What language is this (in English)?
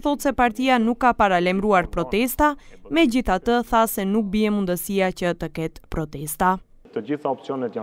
Romanian